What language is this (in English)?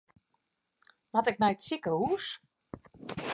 Western Frisian